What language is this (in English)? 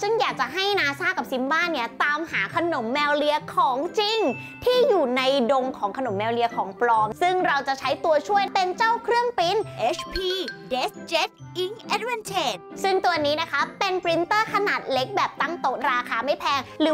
Thai